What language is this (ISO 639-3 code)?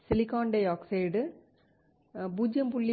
tam